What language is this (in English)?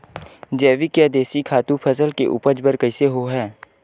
Chhattisgarhi